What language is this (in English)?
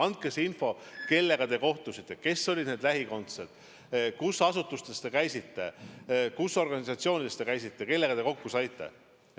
Estonian